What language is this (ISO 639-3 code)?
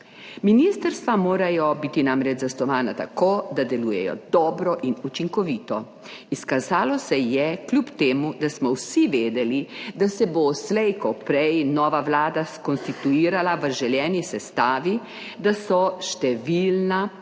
slv